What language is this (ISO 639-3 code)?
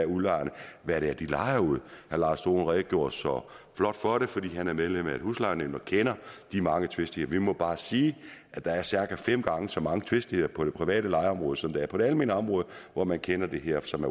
dan